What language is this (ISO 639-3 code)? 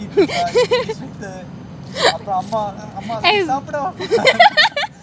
eng